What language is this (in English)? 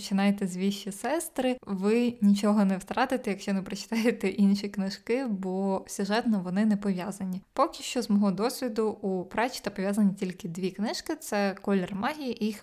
Ukrainian